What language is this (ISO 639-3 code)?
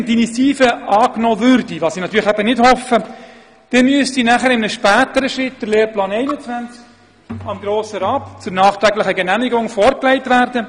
gsw